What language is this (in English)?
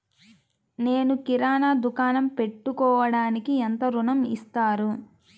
Telugu